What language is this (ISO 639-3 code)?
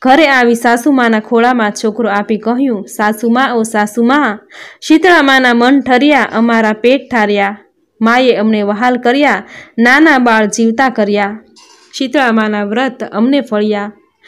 guj